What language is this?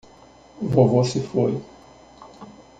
Portuguese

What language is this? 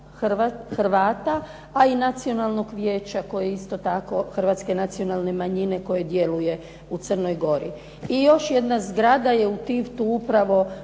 Croatian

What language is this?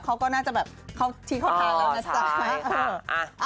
Thai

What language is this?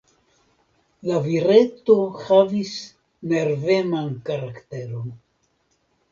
Esperanto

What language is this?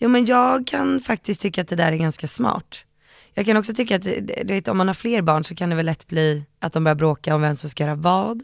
Swedish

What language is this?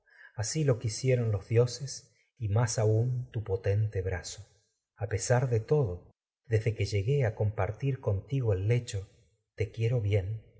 Spanish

